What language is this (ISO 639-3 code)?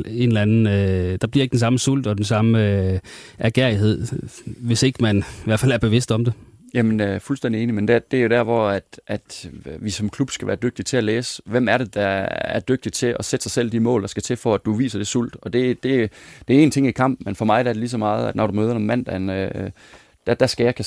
dan